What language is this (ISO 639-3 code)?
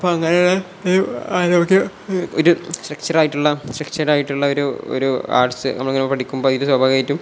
mal